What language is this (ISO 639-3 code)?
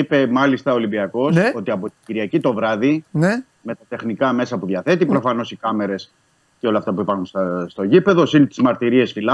ell